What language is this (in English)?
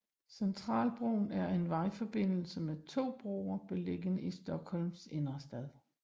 Danish